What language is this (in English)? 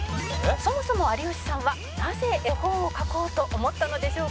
Japanese